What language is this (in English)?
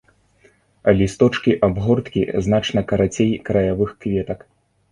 Belarusian